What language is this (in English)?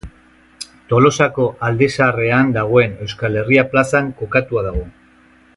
Basque